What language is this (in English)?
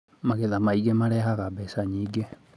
Kikuyu